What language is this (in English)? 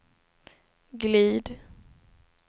Swedish